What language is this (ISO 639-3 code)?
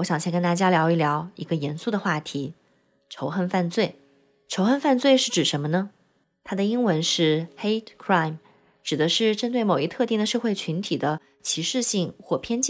zho